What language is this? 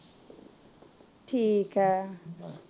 Punjabi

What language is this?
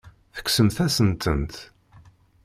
Kabyle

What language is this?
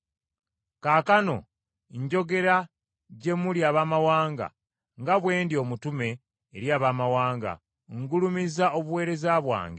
Ganda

